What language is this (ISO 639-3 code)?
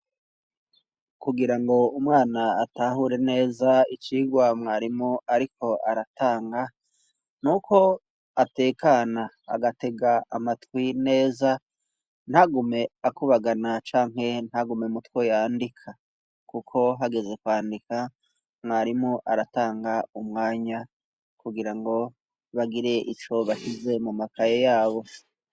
run